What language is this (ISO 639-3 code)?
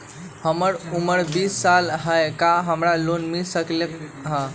mag